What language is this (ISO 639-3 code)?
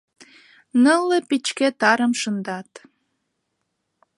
chm